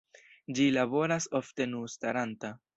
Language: Esperanto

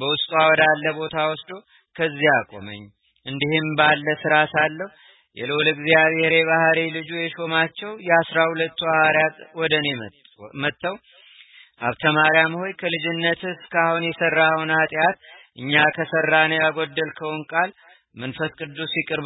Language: Amharic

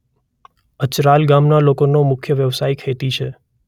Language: Gujarati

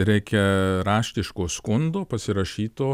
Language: Lithuanian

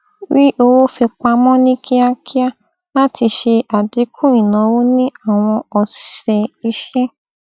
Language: Yoruba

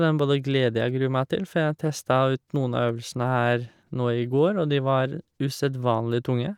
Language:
Norwegian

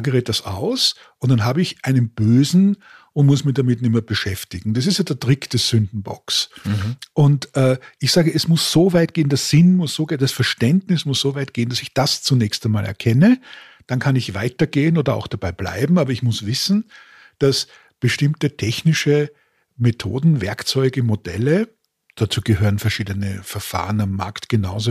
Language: German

